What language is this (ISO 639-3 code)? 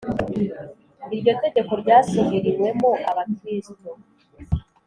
kin